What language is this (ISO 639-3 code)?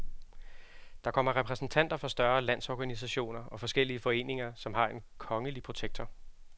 dan